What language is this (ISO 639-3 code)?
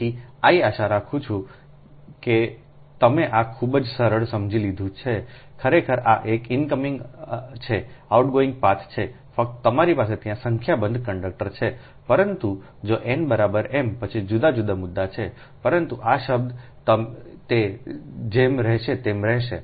guj